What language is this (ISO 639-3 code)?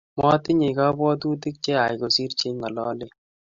kln